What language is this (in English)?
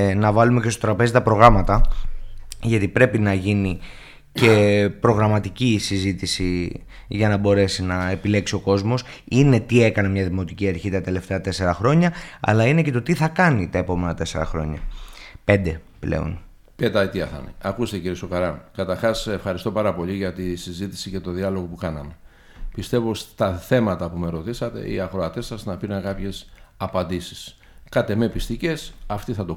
Greek